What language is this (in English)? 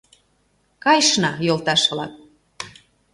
Mari